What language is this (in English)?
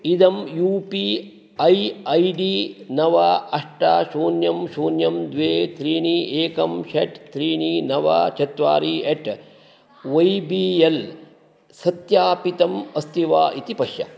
Sanskrit